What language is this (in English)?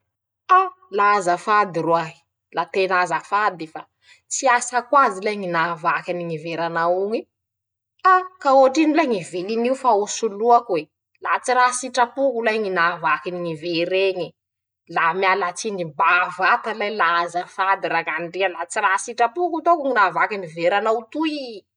Masikoro Malagasy